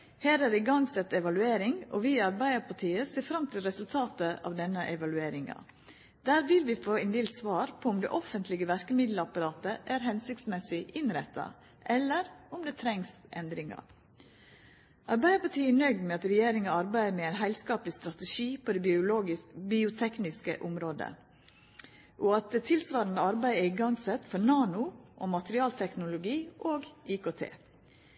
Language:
Norwegian Nynorsk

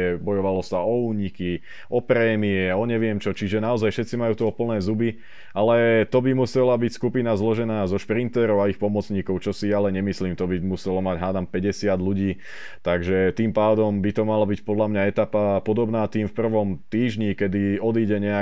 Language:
Slovak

